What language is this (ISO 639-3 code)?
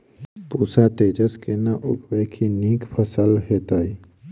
mai